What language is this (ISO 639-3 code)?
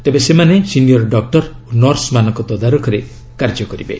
ori